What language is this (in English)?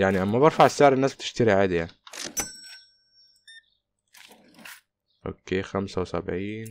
Arabic